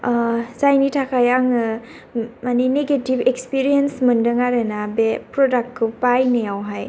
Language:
Bodo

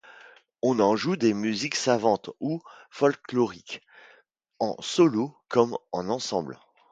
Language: French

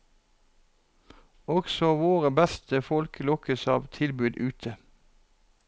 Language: Norwegian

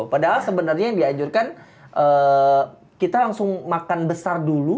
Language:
Indonesian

